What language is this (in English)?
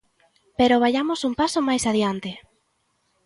Galician